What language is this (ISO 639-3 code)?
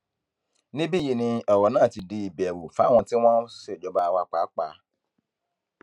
yor